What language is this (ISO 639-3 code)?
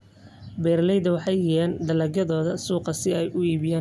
som